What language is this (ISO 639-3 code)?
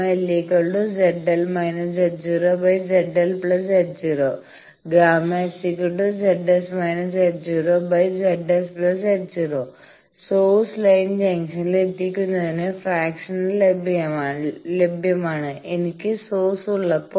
mal